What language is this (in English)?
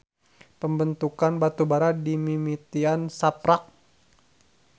Sundanese